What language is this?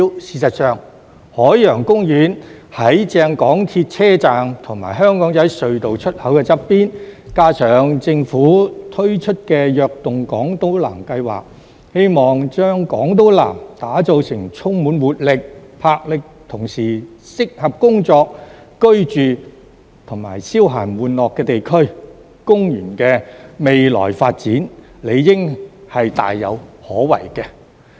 Cantonese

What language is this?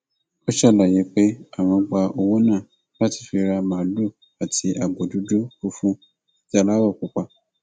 Yoruba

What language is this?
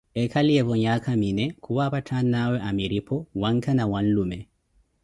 Koti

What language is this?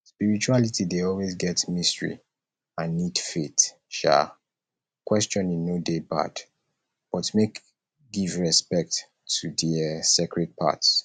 Nigerian Pidgin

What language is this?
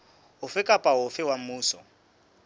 Southern Sotho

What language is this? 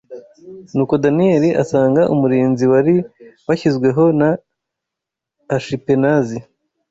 Kinyarwanda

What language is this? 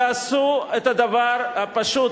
Hebrew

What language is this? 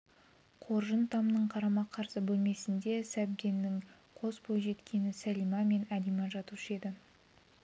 Kazakh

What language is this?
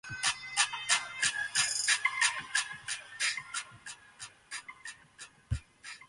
Japanese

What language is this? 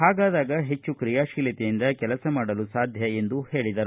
Kannada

